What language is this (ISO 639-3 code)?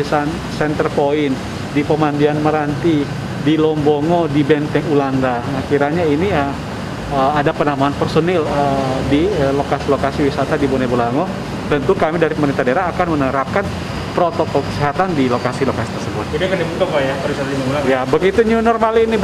ind